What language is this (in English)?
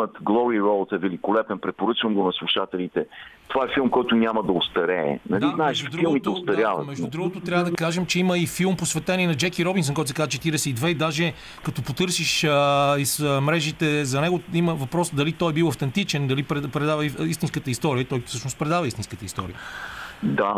Bulgarian